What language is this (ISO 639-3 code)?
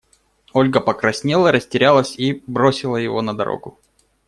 rus